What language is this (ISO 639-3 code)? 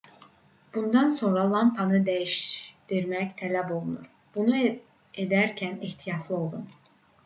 aze